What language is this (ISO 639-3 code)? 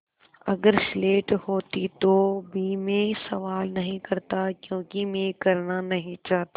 hin